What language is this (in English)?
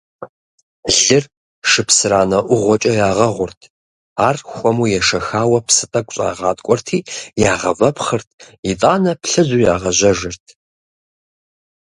Kabardian